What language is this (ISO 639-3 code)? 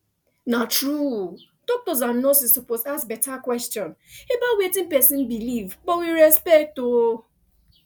pcm